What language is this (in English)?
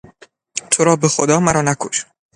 Persian